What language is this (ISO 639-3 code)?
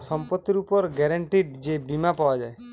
ben